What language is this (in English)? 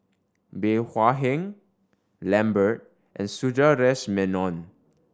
English